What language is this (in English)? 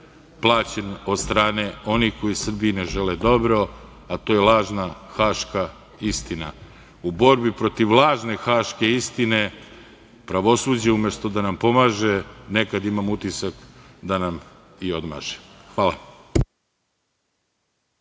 Serbian